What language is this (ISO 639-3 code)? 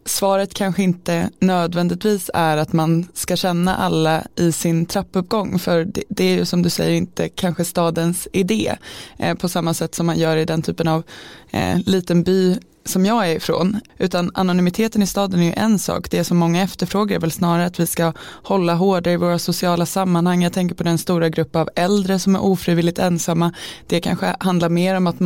swe